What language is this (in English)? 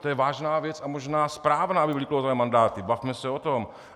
Czech